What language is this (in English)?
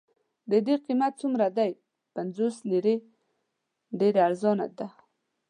Pashto